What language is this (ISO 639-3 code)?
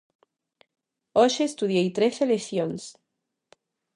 glg